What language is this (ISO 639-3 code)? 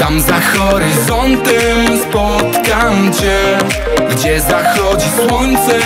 pol